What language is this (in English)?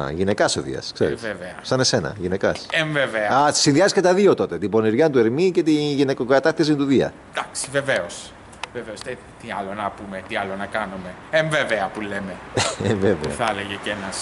Greek